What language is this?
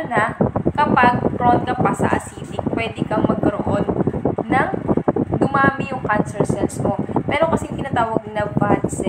Filipino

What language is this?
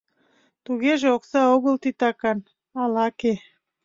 Mari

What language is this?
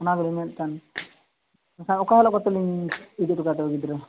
Santali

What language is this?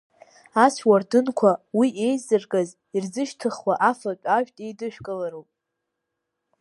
Abkhazian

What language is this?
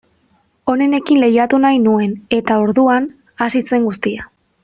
Basque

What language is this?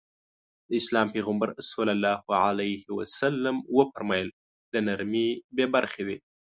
Pashto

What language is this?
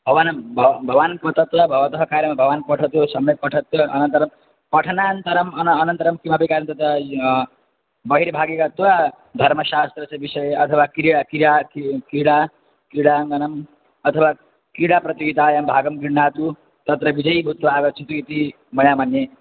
Sanskrit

